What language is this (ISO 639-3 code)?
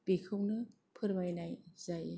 brx